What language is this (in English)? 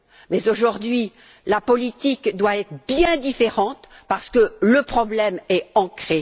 French